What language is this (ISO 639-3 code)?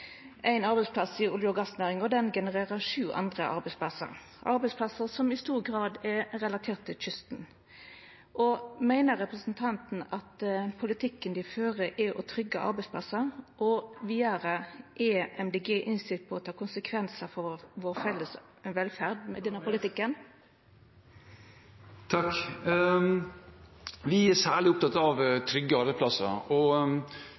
nno